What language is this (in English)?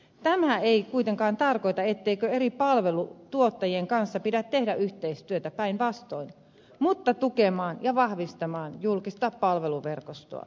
Finnish